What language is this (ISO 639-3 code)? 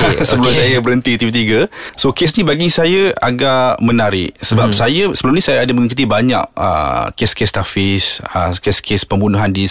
msa